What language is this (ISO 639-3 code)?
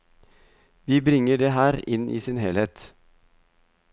nor